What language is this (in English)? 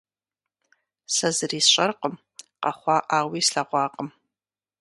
Kabardian